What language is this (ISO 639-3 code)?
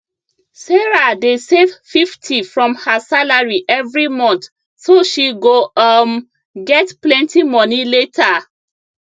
pcm